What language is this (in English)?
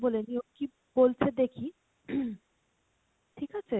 Bangla